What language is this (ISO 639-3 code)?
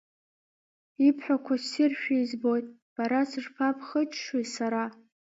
abk